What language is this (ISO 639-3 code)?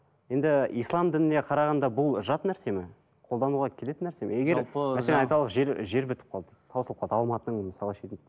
kaz